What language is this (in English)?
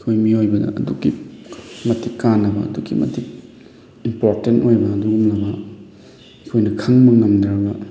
Manipuri